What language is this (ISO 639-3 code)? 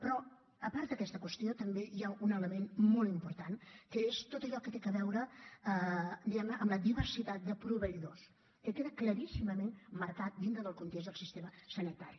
cat